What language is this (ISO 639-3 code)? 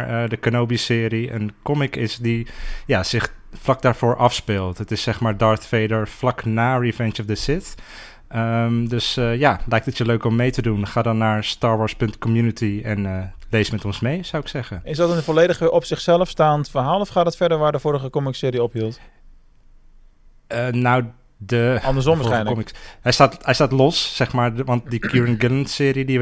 nld